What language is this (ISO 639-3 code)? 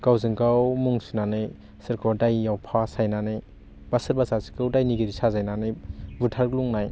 brx